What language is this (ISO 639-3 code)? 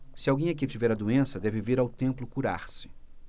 por